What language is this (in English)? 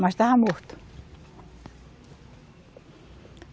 Portuguese